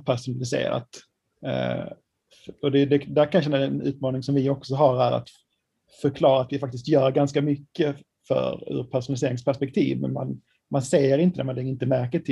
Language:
Swedish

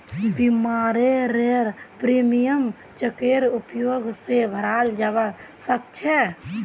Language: Magahi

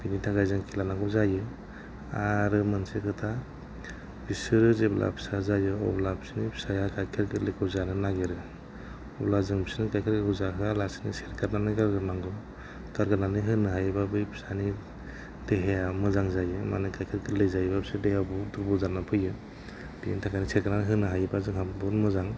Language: Bodo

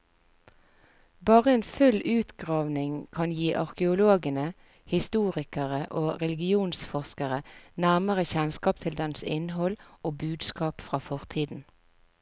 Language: Norwegian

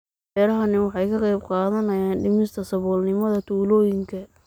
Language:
Somali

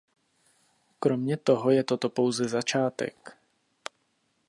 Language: Czech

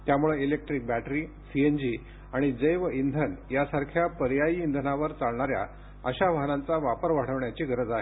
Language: Marathi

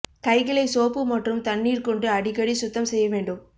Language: Tamil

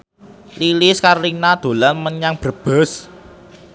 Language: Javanese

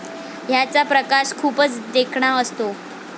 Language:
Marathi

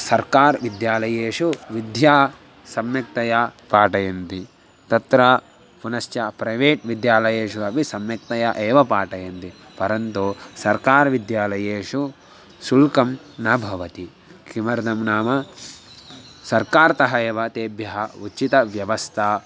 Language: Sanskrit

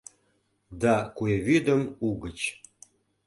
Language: Mari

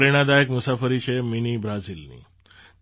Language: Gujarati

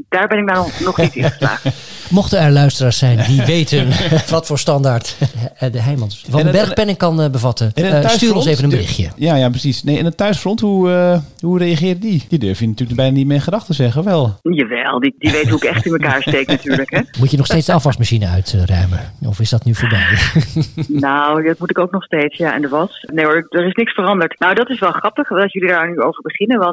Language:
Dutch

